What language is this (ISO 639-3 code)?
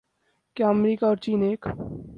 urd